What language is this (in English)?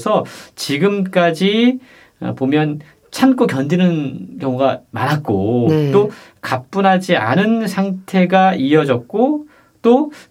Korean